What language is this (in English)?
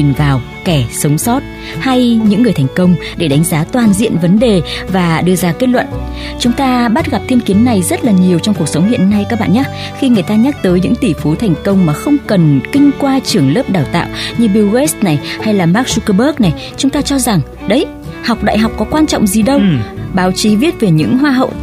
Vietnamese